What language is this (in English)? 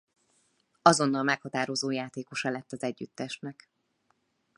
Hungarian